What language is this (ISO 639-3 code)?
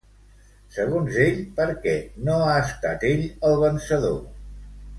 cat